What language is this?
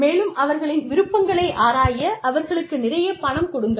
Tamil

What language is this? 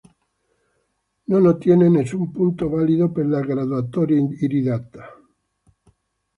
Italian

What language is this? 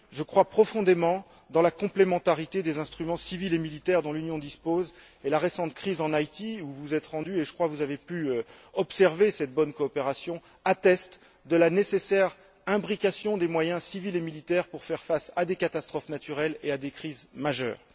French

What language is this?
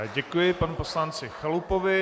Czech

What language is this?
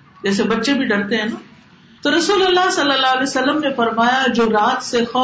Urdu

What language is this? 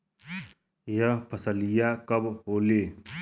Bhojpuri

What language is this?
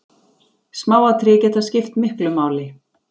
Icelandic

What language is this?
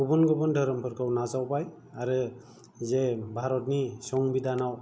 Bodo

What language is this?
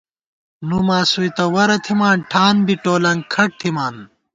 Gawar-Bati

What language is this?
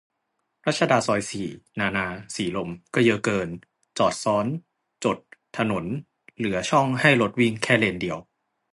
Thai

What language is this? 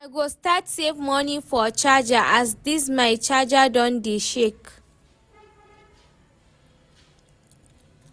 Nigerian Pidgin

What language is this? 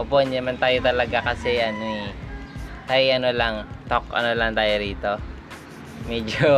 Filipino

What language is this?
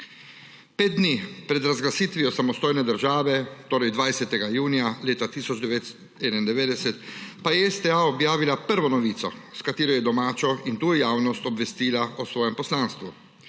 Slovenian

